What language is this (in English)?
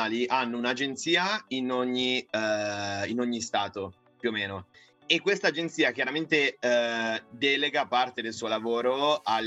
Italian